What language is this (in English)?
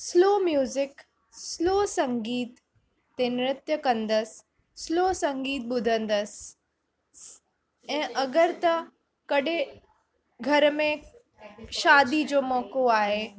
Sindhi